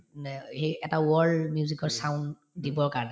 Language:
Assamese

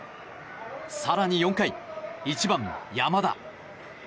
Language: Japanese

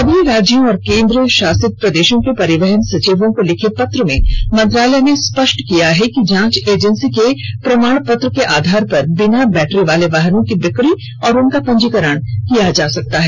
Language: Hindi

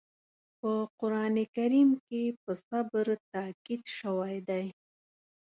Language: Pashto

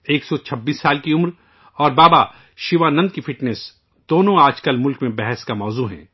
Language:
Urdu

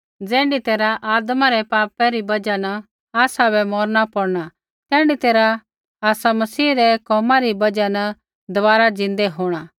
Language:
Kullu Pahari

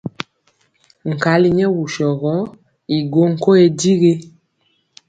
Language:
Mpiemo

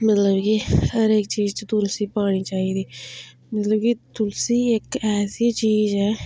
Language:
Dogri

